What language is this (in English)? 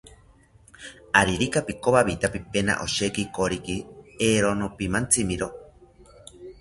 South Ucayali Ashéninka